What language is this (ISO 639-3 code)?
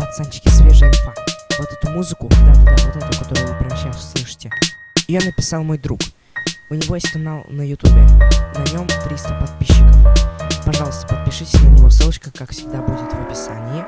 rus